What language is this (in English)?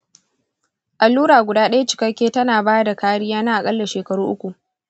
Hausa